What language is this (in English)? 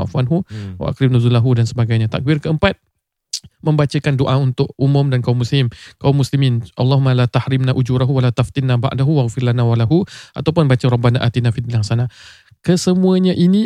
Malay